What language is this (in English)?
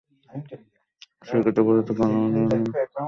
Bangla